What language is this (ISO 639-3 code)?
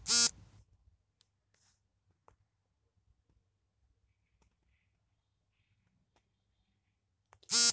kan